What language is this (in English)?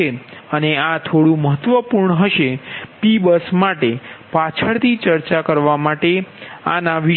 Gujarati